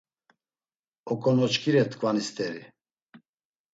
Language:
Laz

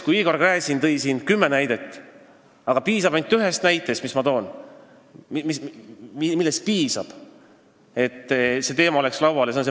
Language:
Estonian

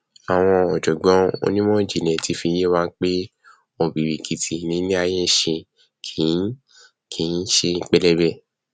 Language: Yoruba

